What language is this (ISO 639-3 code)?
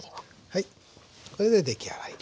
jpn